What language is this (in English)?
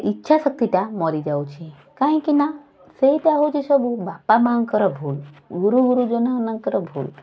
Odia